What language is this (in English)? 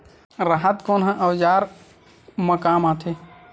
Chhattisgarhi